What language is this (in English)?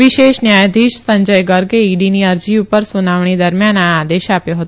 Gujarati